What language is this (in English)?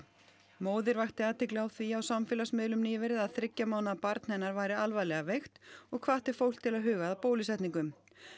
Icelandic